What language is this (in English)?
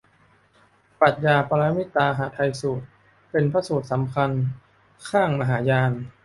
Thai